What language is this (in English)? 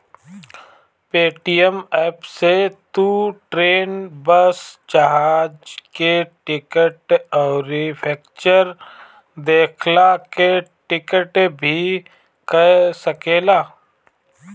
Bhojpuri